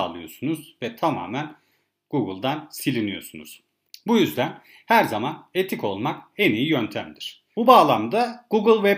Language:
Turkish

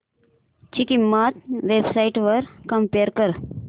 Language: Marathi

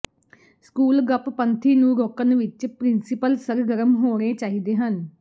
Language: Punjabi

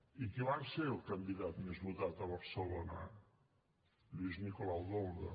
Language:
Catalan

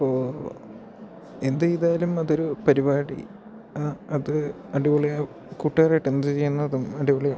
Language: Malayalam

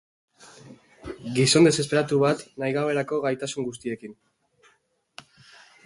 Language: Basque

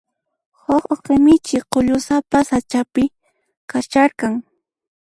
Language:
Puno Quechua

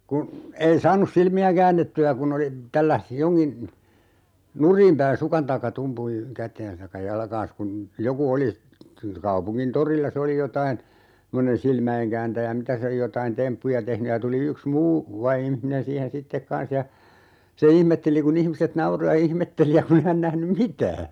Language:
Finnish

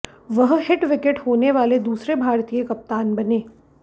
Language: Hindi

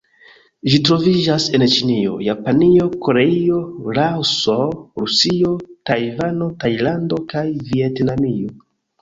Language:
Esperanto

